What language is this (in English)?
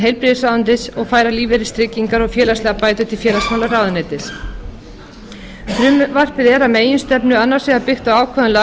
Icelandic